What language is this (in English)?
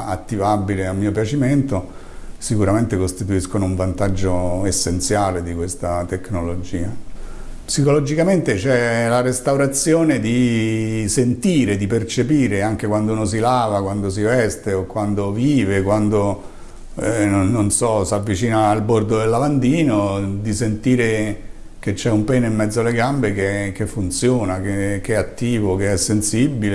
Italian